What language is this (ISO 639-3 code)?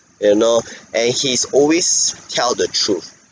eng